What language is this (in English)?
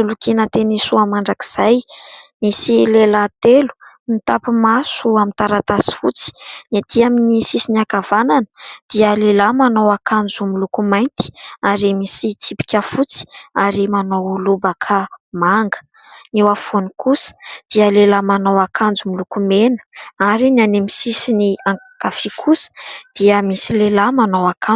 Malagasy